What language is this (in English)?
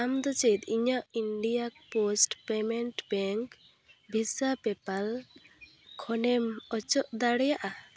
Santali